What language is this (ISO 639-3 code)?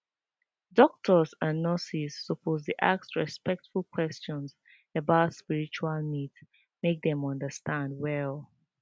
pcm